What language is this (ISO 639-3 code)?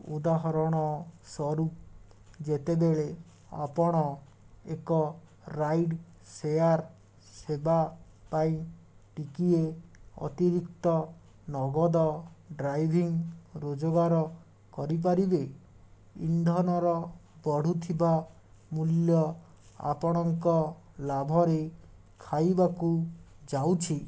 ori